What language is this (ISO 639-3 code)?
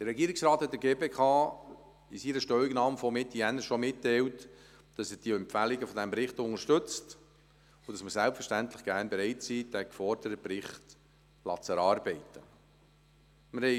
gsw